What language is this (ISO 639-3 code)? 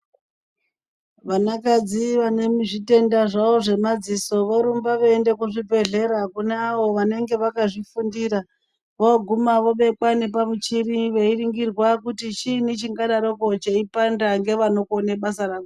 ndc